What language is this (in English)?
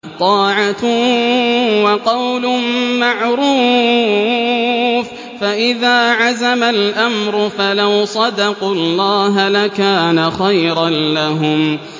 Arabic